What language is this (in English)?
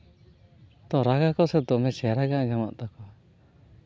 Santali